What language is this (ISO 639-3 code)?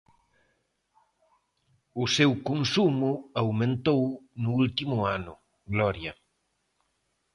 glg